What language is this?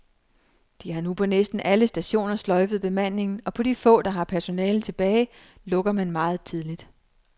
Danish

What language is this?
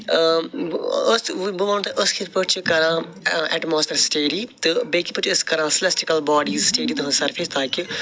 Kashmiri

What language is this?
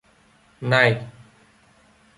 Vietnamese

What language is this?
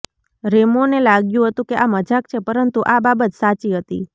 Gujarati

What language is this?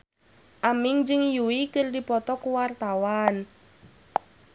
Sundanese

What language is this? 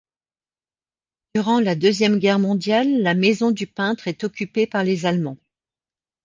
French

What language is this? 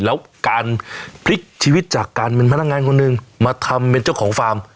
Thai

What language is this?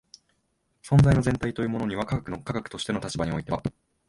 Japanese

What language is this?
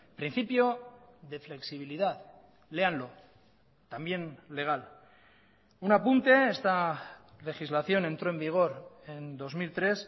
Spanish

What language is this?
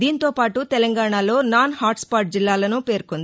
Telugu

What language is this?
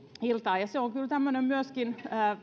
Finnish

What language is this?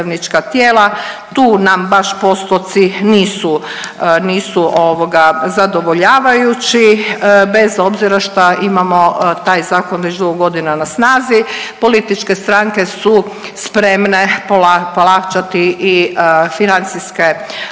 Croatian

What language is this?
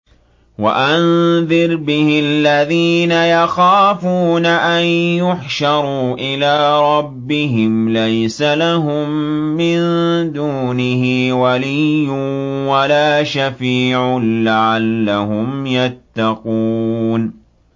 Arabic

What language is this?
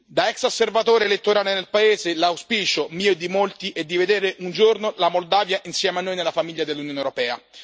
Italian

